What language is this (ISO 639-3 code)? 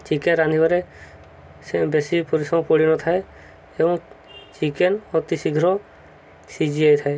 ori